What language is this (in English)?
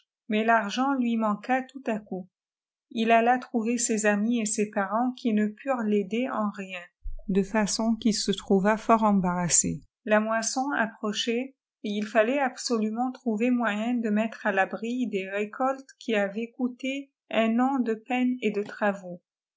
French